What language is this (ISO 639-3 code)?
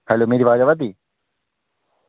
doi